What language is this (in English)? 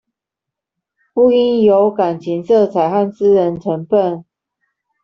Chinese